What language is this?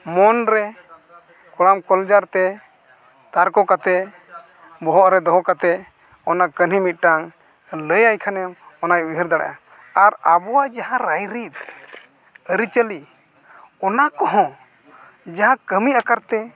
Santali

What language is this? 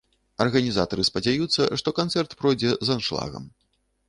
Belarusian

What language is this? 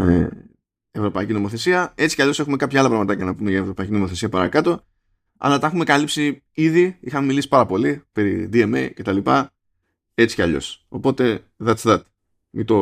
Greek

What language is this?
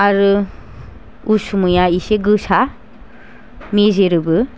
Bodo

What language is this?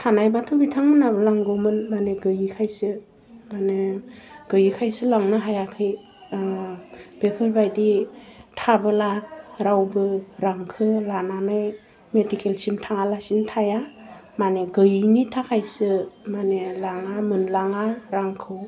Bodo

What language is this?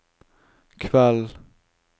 Norwegian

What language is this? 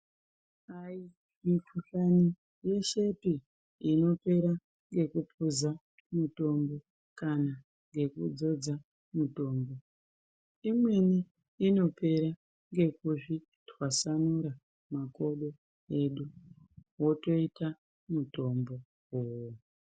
Ndau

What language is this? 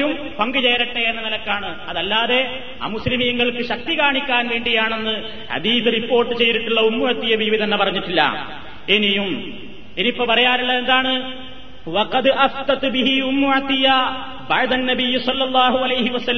Malayalam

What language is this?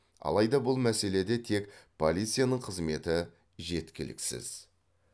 Kazakh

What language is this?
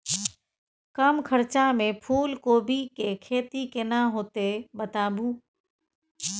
Maithili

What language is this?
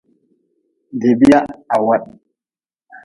Nawdm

